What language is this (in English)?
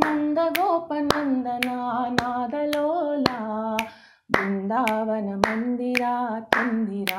Kannada